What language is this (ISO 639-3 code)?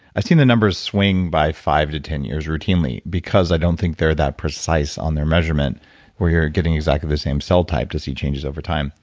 eng